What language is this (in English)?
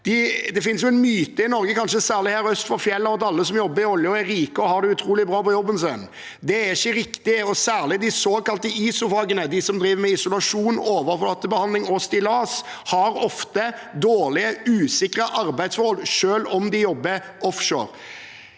Norwegian